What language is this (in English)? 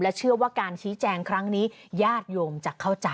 Thai